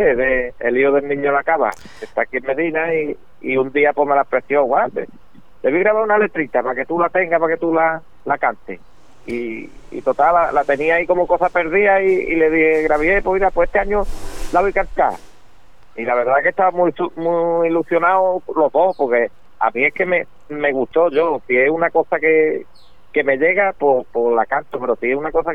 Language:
Spanish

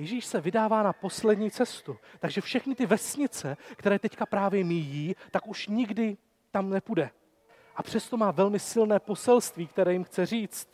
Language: Czech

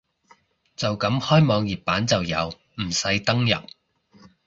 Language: Cantonese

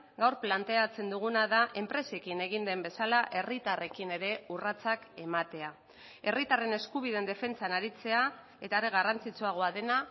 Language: Basque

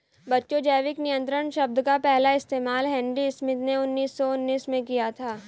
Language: Hindi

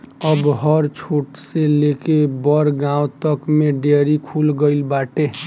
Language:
Bhojpuri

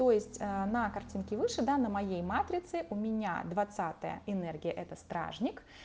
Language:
Russian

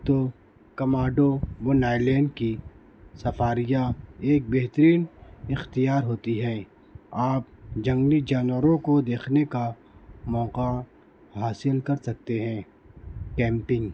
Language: Urdu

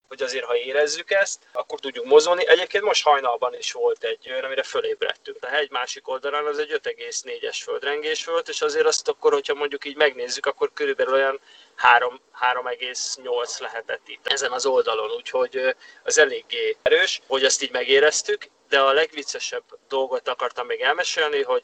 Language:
Hungarian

